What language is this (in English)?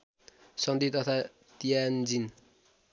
Nepali